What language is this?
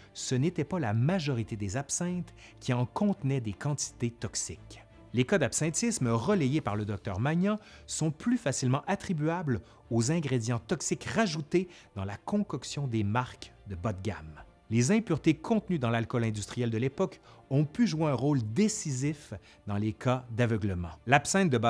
French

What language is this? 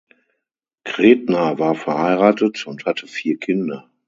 German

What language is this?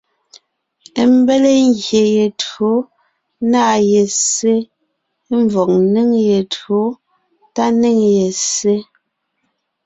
Ngiemboon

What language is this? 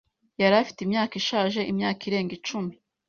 Kinyarwanda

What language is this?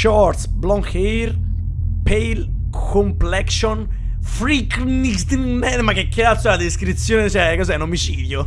Italian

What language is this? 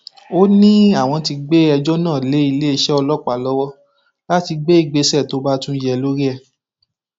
Yoruba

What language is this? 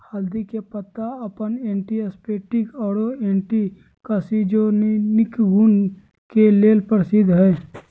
Magahi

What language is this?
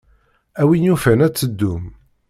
Kabyle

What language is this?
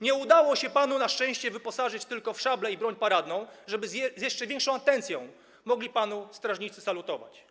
Polish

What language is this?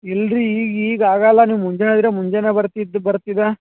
Kannada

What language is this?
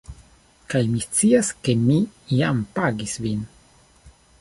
Esperanto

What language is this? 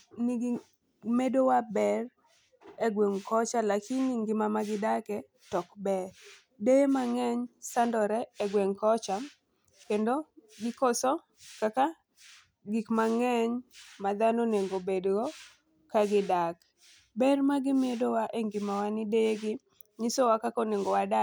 Luo (Kenya and Tanzania)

